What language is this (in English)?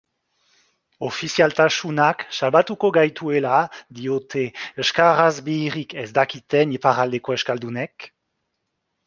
Basque